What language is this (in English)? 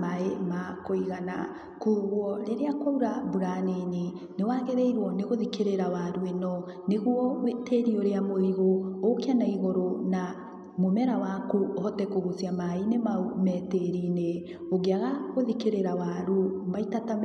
Kikuyu